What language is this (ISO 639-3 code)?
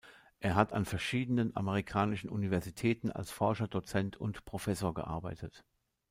deu